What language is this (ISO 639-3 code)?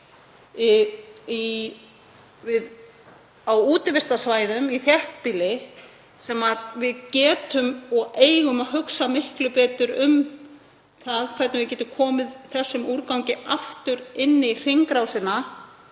isl